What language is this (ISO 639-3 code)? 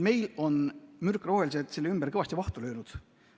est